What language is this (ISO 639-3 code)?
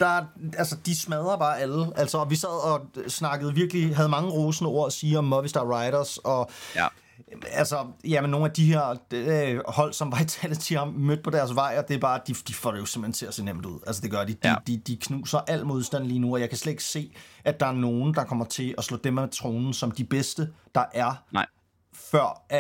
dan